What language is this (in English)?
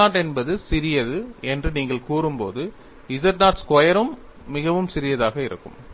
Tamil